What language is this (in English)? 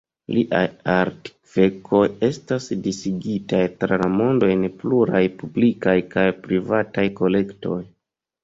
Esperanto